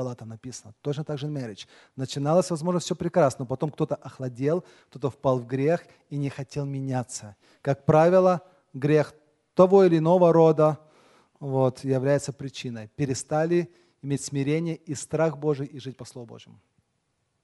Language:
Russian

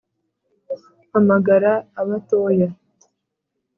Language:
Kinyarwanda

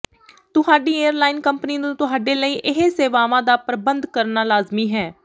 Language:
Punjabi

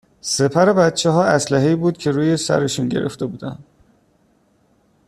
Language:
Persian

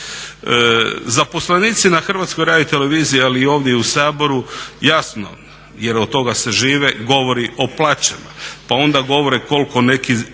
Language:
Croatian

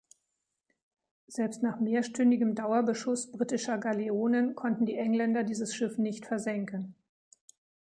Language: German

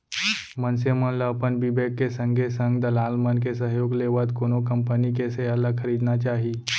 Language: Chhattisgarhi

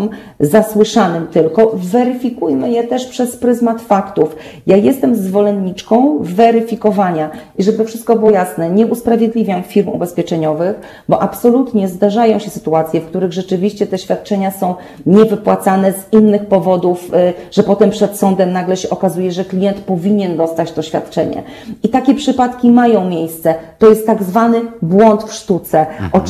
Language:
Polish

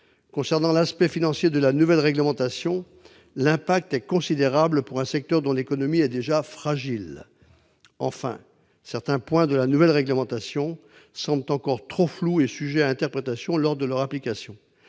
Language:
French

